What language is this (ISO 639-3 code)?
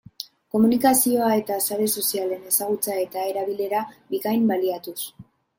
eus